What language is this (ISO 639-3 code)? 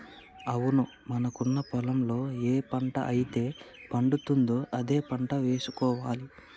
tel